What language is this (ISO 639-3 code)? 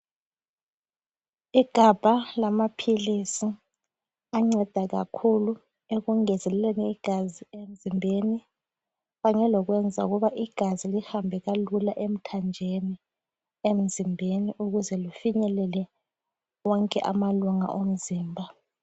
nde